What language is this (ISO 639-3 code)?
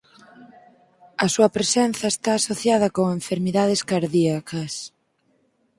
glg